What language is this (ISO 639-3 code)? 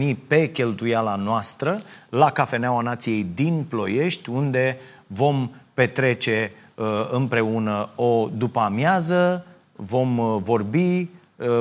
ron